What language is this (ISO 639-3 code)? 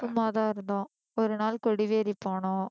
tam